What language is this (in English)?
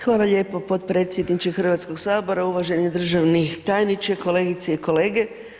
Croatian